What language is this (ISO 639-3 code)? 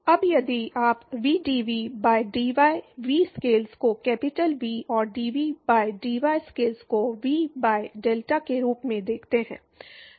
hin